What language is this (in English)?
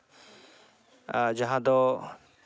Santali